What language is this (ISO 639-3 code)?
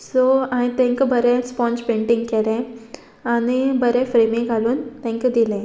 kok